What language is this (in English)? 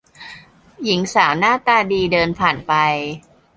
Thai